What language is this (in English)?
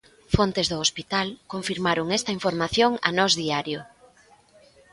Galician